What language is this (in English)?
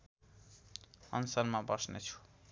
Nepali